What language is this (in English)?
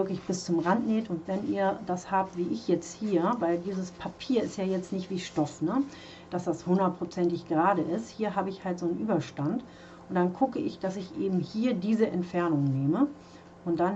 German